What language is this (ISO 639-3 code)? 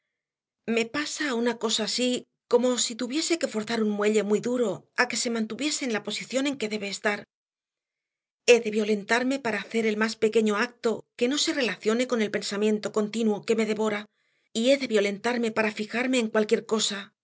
spa